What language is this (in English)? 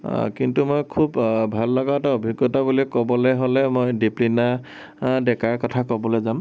Assamese